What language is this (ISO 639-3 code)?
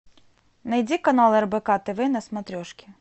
rus